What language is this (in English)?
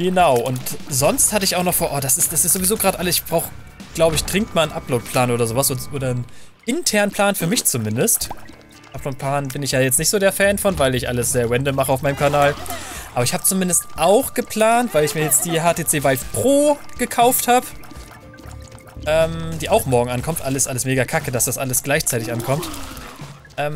German